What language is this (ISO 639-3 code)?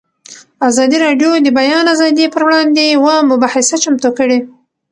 pus